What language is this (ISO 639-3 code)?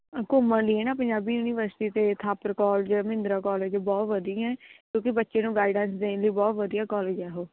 pan